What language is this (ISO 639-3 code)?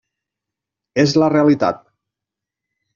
cat